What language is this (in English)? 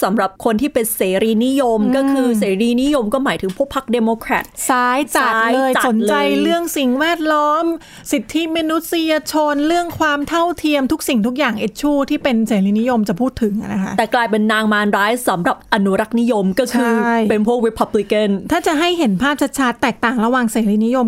Thai